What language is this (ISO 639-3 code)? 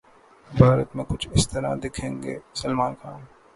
urd